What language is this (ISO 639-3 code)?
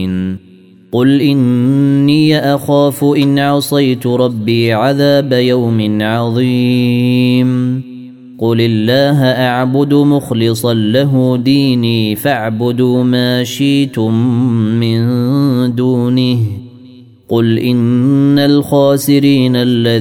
ara